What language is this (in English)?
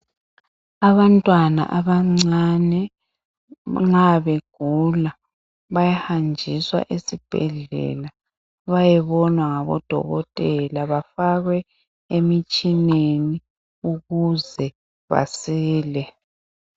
North Ndebele